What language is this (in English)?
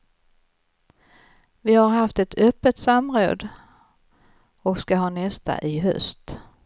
Swedish